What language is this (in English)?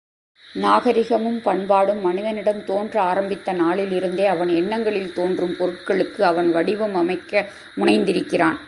Tamil